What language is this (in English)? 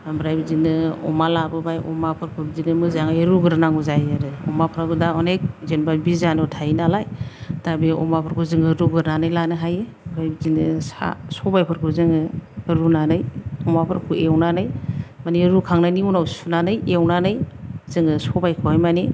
Bodo